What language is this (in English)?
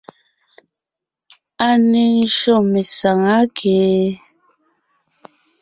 Ngiemboon